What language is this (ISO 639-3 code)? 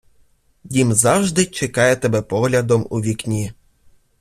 ukr